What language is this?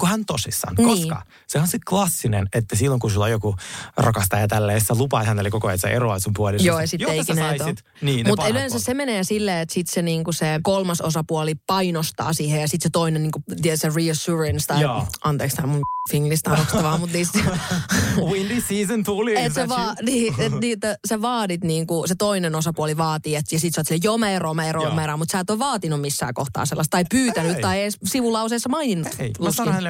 Finnish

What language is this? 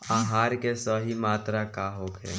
Bhojpuri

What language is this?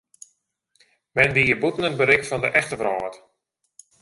Western Frisian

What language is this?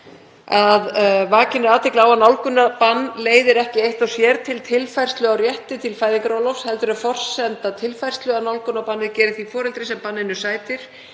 Icelandic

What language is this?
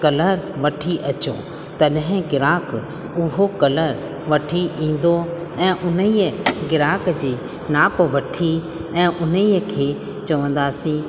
Sindhi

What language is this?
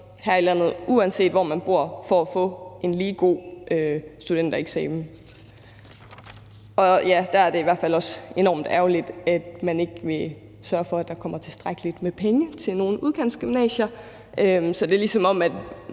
Danish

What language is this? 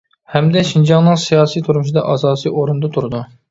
Uyghur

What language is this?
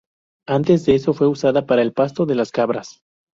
Spanish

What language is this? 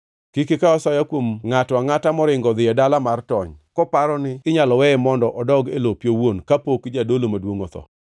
Luo (Kenya and Tanzania)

